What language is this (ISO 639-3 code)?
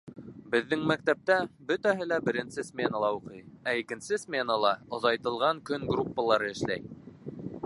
bak